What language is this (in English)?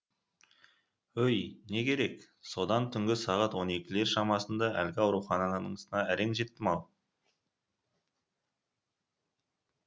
Kazakh